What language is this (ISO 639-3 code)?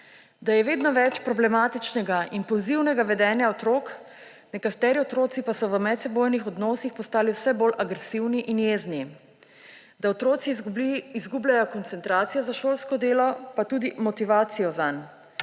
slv